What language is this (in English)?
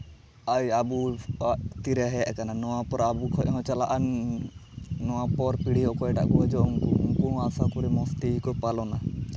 Santali